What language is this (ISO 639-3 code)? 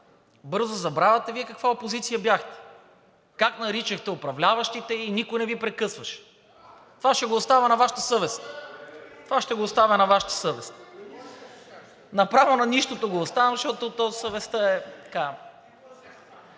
bul